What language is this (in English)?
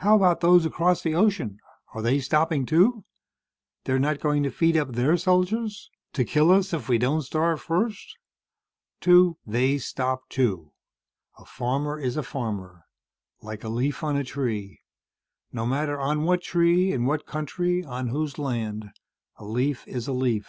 English